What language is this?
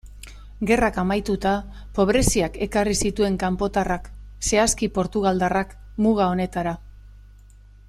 Basque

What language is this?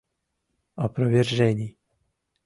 Mari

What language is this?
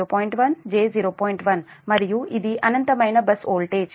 Telugu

